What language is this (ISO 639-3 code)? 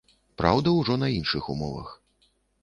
bel